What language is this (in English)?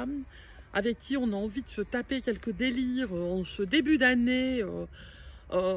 French